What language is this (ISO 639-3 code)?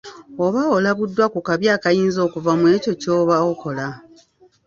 lug